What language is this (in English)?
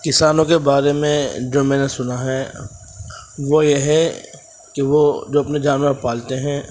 Urdu